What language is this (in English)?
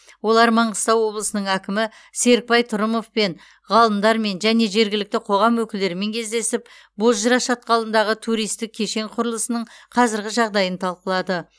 Kazakh